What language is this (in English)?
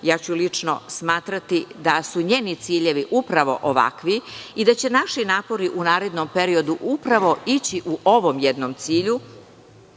Serbian